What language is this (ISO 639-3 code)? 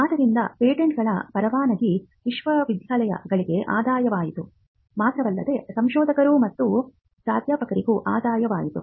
kan